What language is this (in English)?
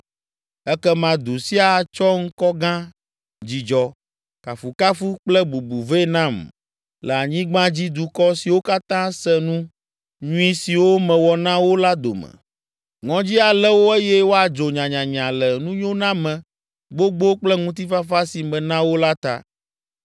Ewe